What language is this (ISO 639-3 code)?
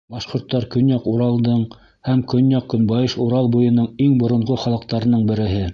bak